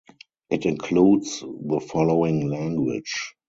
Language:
English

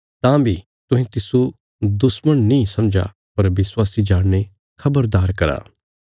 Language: Bilaspuri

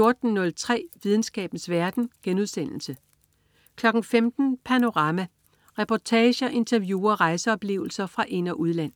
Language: Danish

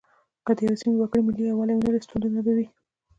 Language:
Pashto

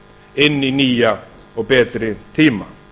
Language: Icelandic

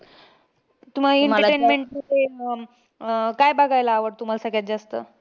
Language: Marathi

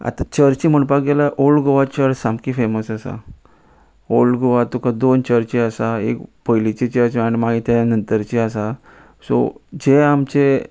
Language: Konkani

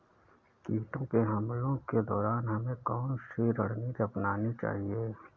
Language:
Hindi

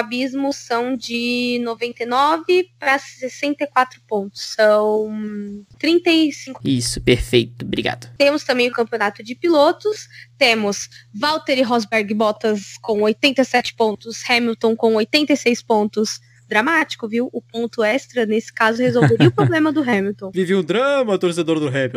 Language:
Portuguese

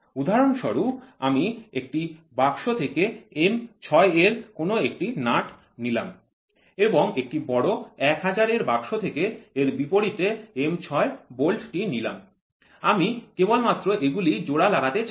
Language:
Bangla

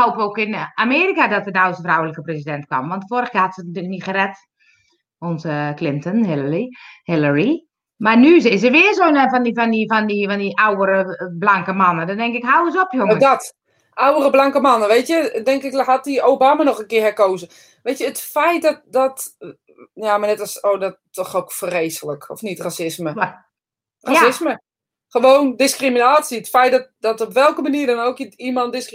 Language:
Dutch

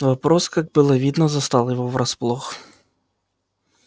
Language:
Russian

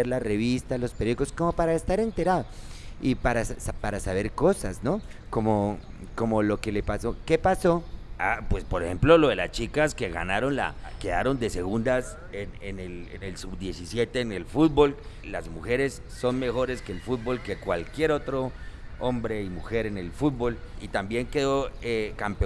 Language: Spanish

